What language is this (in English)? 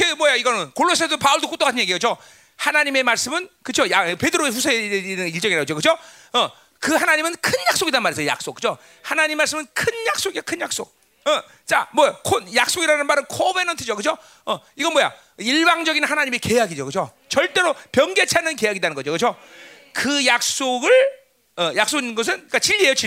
Korean